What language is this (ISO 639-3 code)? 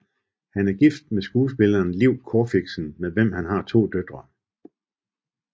dan